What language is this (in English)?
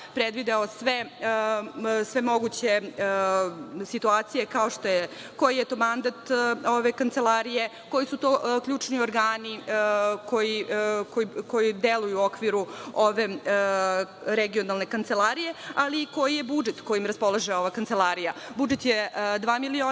Serbian